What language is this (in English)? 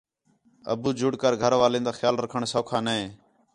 Khetrani